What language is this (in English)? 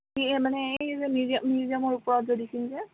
Assamese